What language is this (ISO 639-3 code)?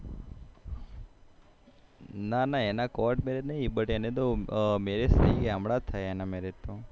guj